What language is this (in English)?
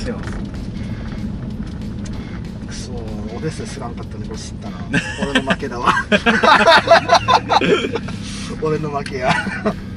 Japanese